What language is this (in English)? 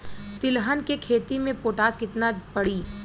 Bhojpuri